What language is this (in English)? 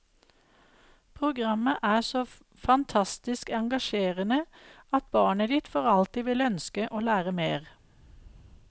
Norwegian